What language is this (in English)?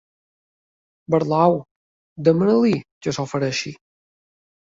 Catalan